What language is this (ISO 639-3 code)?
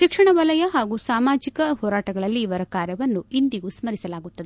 kan